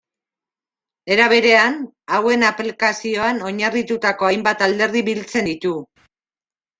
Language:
Basque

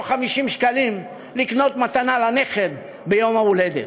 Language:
Hebrew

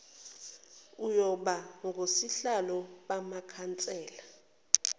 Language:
Zulu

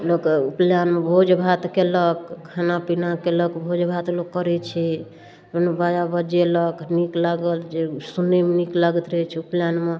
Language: Maithili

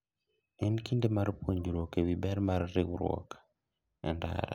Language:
Luo (Kenya and Tanzania)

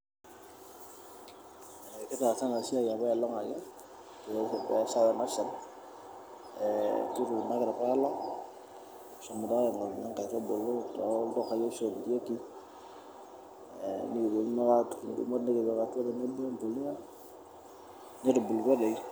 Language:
Masai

